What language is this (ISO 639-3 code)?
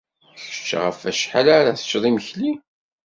kab